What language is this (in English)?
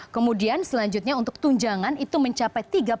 Indonesian